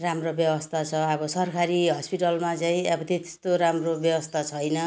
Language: Nepali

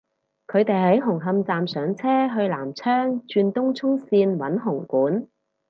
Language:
Cantonese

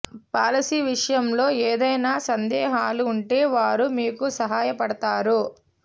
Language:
Telugu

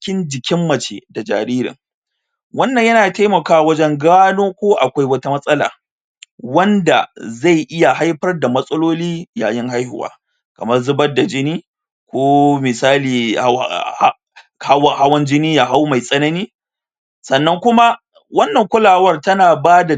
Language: Hausa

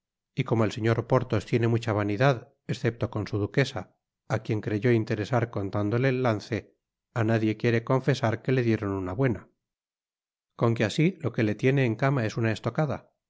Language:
Spanish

